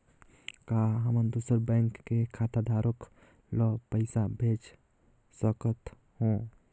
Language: Chhattisgarhi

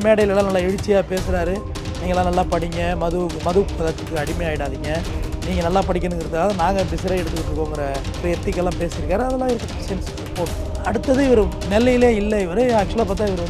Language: Tamil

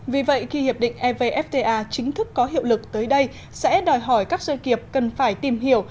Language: Vietnamese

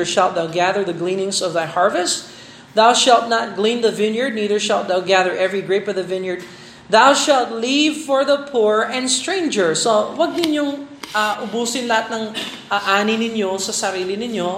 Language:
Filipino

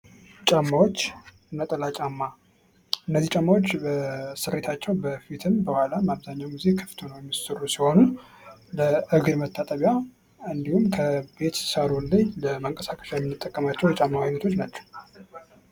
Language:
Amharic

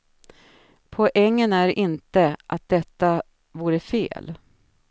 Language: Swedish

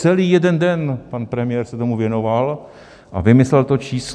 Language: Czech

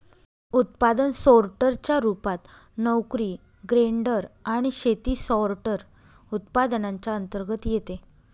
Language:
Marathi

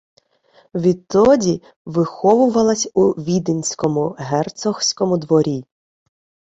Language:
Ukrainian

